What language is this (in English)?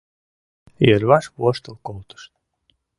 Mari